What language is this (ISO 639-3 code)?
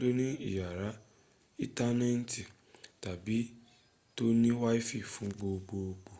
yor